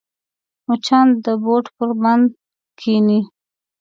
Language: Pashto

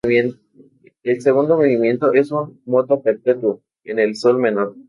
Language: Spanish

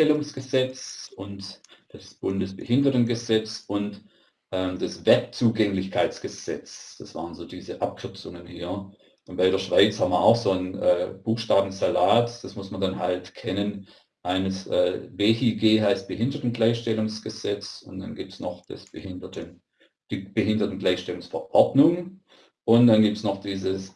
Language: German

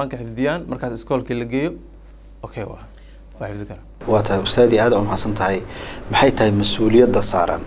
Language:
Arabic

